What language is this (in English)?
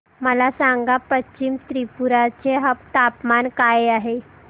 Marathi